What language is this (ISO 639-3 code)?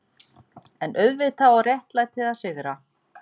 isl